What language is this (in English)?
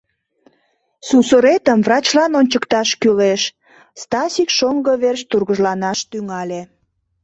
Mari